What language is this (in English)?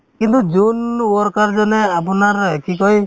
Assamese